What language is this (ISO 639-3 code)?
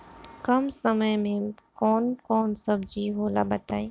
bho